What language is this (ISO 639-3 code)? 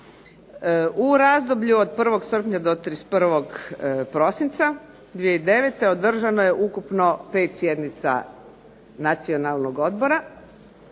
hrv